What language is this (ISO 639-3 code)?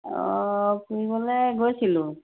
asm